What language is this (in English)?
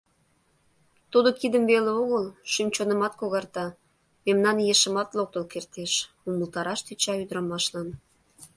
Mari